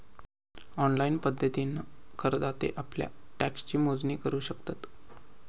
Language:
Marathi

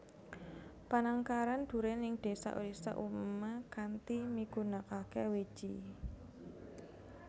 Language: Javanese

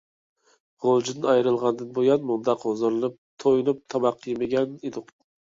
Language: Uyghur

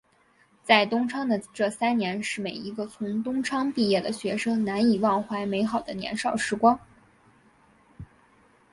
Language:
Chinese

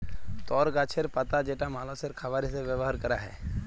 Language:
Bangla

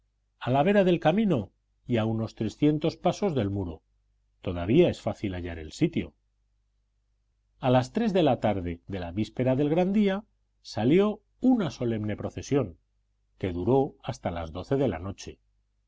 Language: Spanish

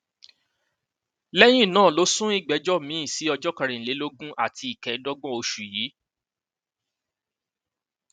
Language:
Yoruba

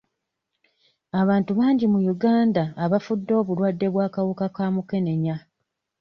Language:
Ganda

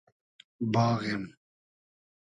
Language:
Hazaragi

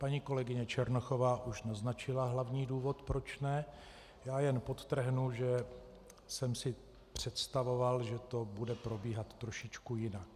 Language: Czech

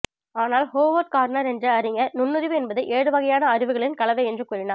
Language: Tamil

